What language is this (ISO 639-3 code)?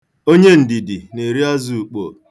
ibo